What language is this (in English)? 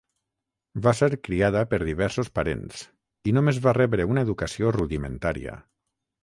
Catalan